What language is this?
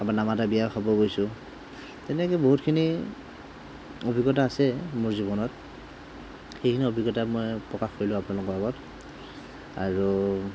Assamese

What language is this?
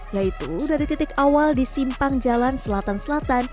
Indonesian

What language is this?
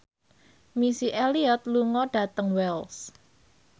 Javanese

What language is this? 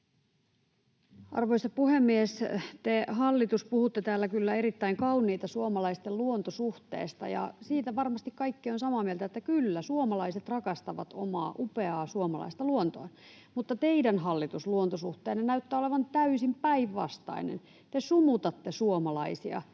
Finnish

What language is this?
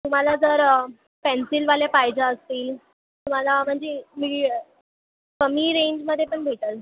Marathi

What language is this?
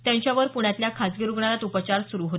Marathi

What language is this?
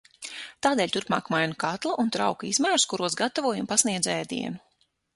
Latvian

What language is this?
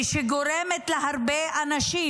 Hebrew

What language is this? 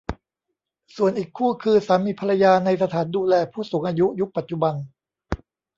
Thai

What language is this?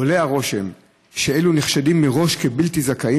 Hebrew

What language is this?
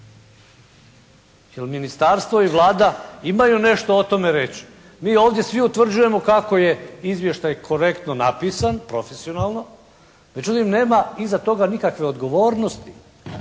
Croatian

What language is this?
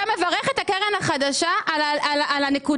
Hebrew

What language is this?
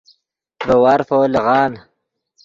Yidgha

